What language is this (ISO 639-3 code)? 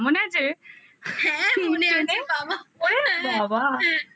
ben